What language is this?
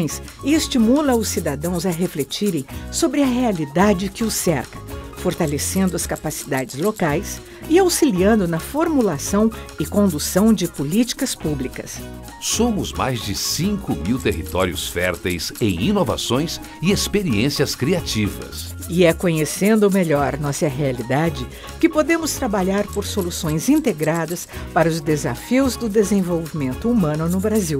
Portuguese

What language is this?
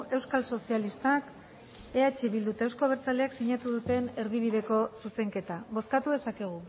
Basque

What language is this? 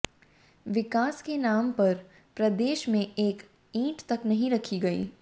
Hindi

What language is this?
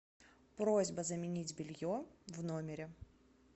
Russian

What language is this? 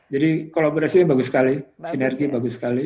Indonesian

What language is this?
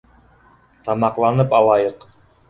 Bashkir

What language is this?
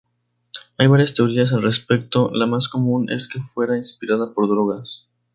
Spanish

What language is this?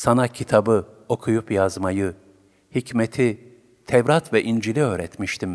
Turkish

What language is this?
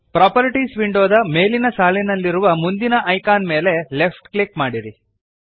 Kannada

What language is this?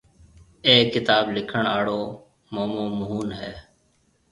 Marwari (Pakistan)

